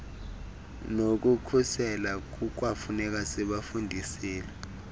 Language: Xhosa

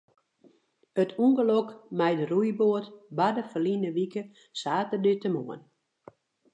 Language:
Western Frisian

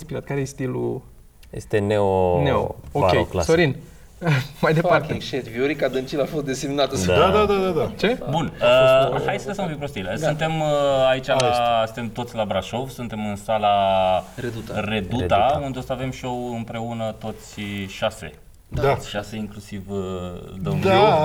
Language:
Romanian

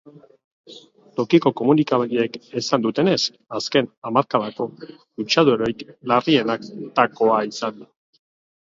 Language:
Basque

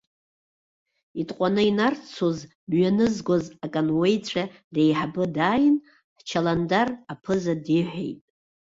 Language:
Abkhazian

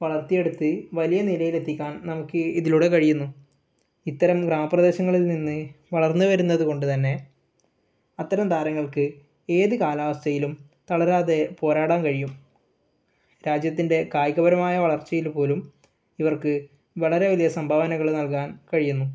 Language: Malayalam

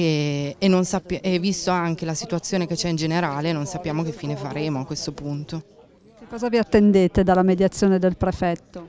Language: Italian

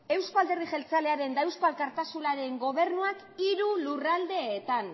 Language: Basque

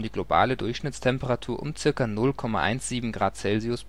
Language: German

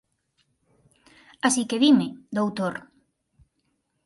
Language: Galician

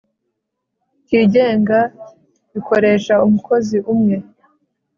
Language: Kinyarwanda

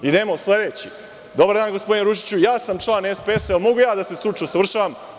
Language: Serbian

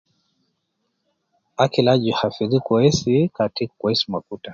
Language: Nubi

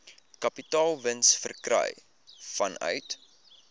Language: Afrikaans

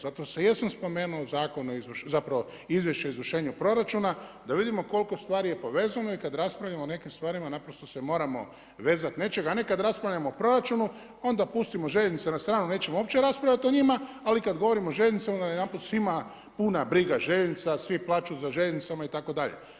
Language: Croatian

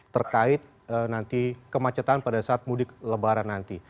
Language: Indonesian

